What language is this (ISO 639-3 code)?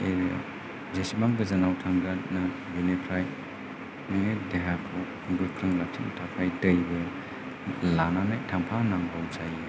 brx